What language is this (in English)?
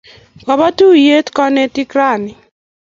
Kalenjin